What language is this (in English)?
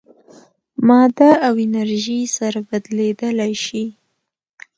Pashto